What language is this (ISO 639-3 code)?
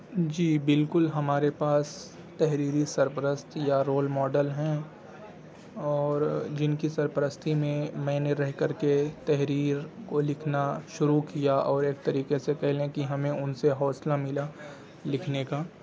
urd